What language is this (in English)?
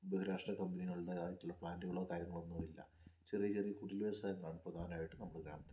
Malayalam